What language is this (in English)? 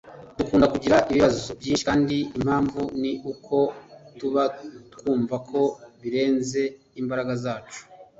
Kinyarwanda